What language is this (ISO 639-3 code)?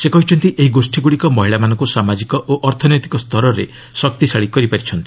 ori